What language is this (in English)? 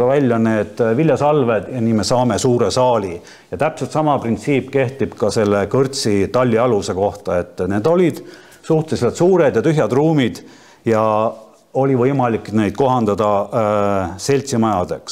Finnish